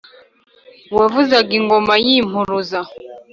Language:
Kinyarwanda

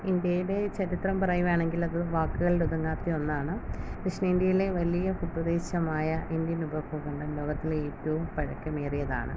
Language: Malayalam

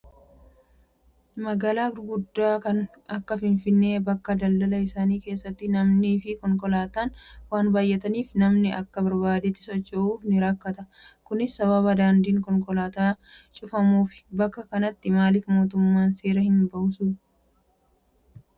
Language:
Oromo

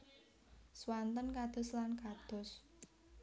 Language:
Javanese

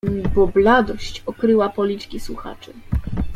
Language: Polish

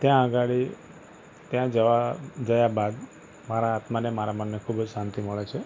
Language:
Gujarati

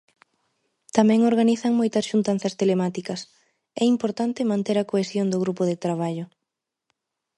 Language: Galician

